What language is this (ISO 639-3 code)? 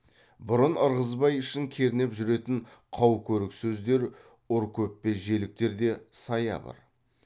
kaz